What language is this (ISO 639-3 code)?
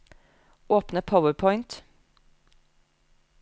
nor